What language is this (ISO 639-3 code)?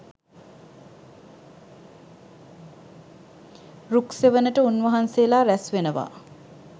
sin